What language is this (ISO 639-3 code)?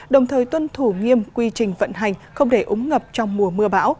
vie